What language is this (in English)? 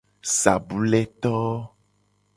Gen